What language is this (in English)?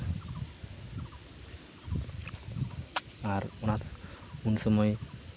Santali